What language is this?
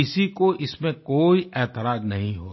Hindi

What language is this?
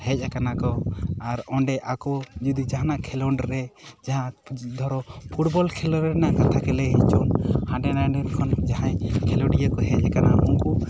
Santali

